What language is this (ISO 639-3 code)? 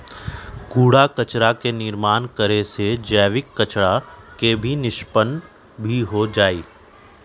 mag